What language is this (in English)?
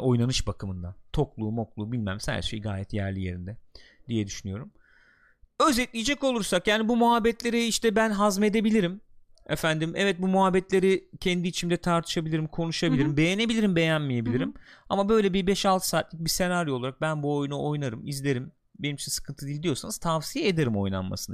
Turkish